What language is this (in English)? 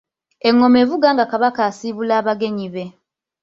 Ganda